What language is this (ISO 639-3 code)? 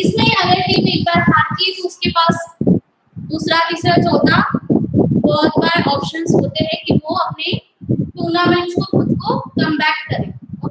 ind